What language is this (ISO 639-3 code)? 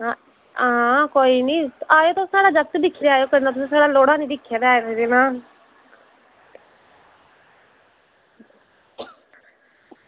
doi